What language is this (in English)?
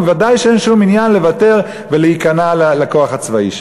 Hebrew